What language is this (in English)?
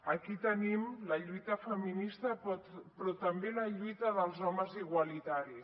Catalan